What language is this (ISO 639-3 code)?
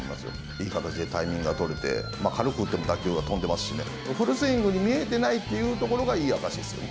jpn